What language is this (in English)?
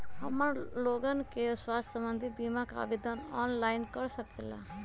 Magahi